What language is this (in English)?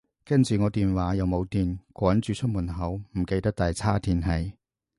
Cantonese